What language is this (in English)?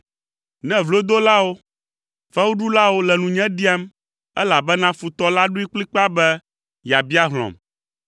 Ewe